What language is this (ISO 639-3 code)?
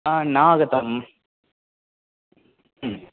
san